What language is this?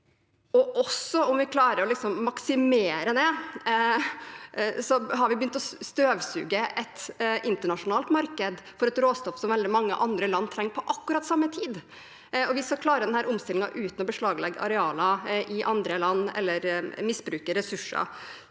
Norwegian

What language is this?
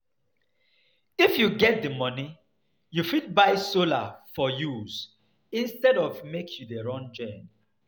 Nigerian Pidgin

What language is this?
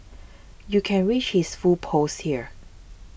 English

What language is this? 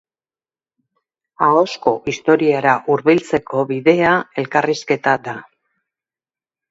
Basque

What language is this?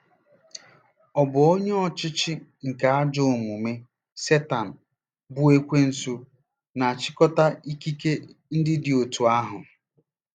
Igbo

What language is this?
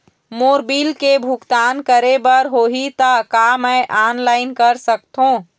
Chhattisgarhi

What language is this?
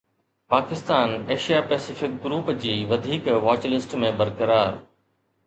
Sindhi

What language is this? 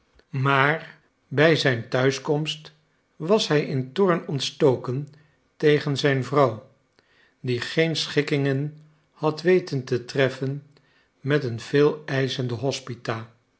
Dutch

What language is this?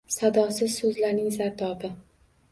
Uzbek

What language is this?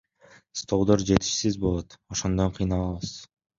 Kyrgyz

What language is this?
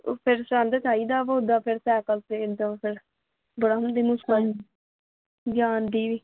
Punjabi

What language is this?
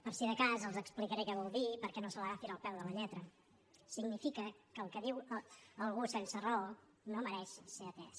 Catalan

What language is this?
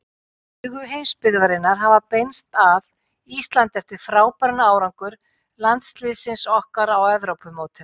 Icelandic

